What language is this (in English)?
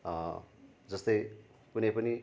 Nepali